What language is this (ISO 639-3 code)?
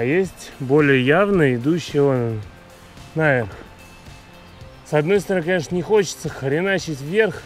rus